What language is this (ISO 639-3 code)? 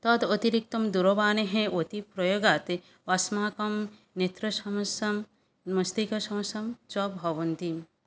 san